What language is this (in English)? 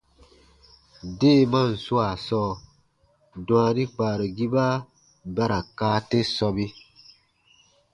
Baatonum